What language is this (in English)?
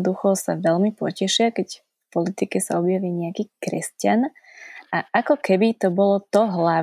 Slovak